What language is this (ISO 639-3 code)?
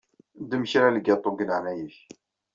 kab